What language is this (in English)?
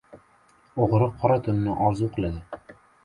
Uzbek